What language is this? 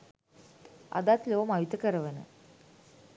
Sinhala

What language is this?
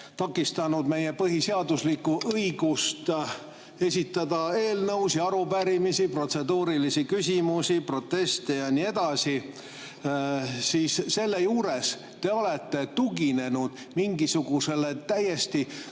Estonian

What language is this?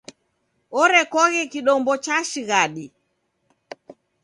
Taita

